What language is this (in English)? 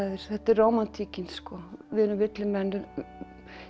Icelandic